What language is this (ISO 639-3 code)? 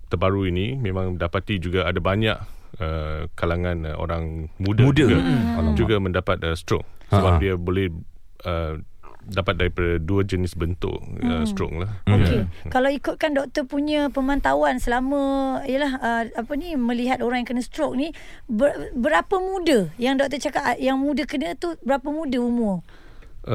msa